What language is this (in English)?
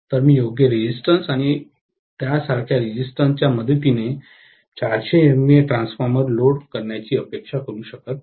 Marathi